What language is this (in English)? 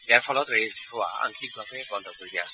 Assamese